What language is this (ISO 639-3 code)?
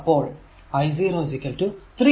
mal